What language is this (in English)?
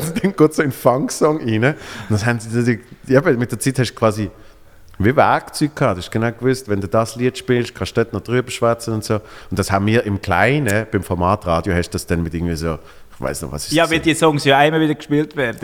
German